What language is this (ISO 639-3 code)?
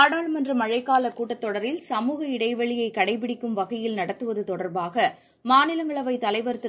tam